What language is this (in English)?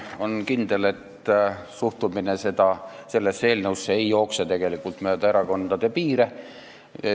Estonian